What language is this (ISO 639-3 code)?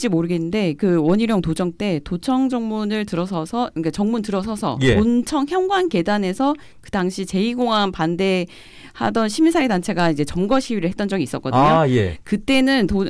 kor